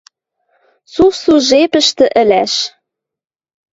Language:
Western Mari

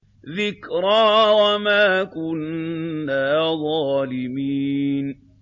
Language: Arabic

